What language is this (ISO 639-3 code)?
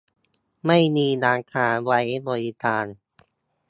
tha